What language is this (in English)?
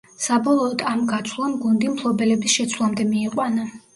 Georgian